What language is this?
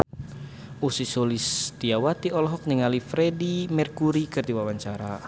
Sundanese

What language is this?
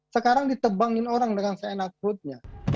Indonesian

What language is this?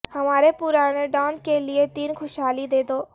Urdu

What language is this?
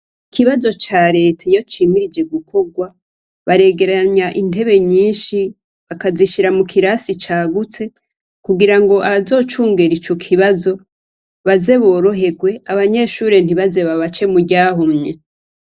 Rundi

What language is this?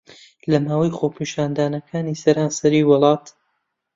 Central Kurdish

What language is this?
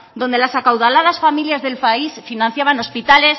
Spanish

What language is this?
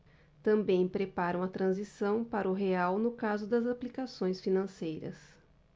Portuguese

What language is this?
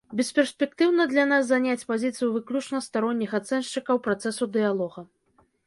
Belarusian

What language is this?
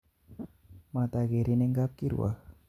Kalenjin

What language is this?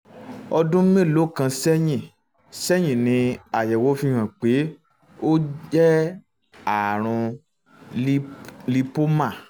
Yoruba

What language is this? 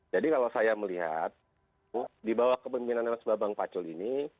Indonesian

